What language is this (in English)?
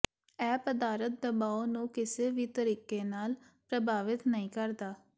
Punjabi